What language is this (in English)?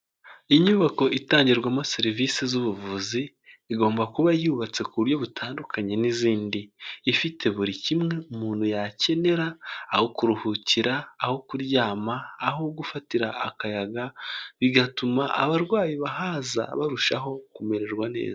Kinyarwanda